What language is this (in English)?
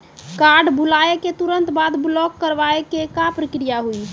Maithili